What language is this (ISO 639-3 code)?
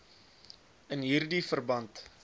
afr